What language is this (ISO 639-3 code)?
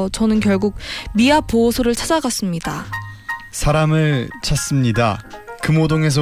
kor